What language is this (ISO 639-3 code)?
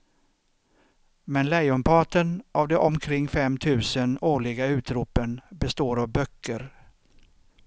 swe